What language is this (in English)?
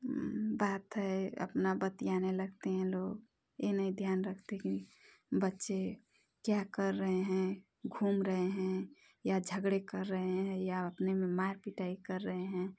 Hindi